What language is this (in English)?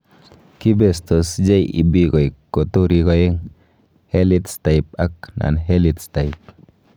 Kalenjin